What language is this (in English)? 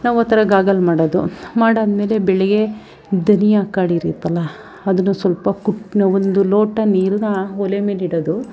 Kannada